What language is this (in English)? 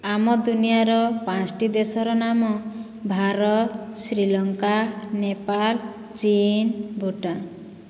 Odia